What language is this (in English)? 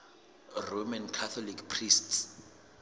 Southern Sotho